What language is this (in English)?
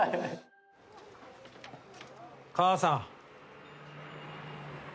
Japanese